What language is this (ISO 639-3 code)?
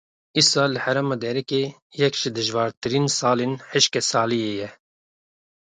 kur